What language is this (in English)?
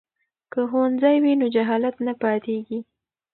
Pashto